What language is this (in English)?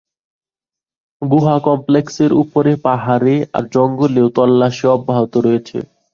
Bangla